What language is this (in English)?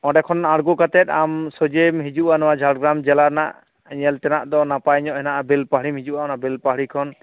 Santali